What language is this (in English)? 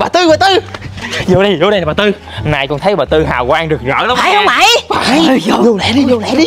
Vietnamese